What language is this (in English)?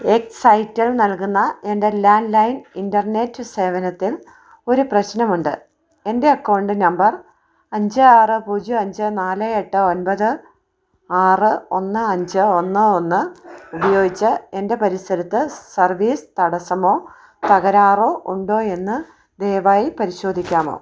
Malayalam